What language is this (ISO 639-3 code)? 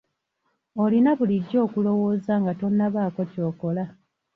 lug